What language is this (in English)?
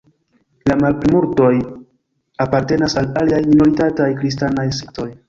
Esperanto